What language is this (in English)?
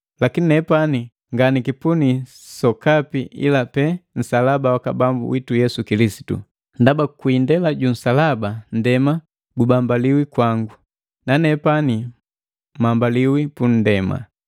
Matengo